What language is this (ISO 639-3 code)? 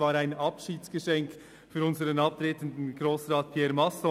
gsw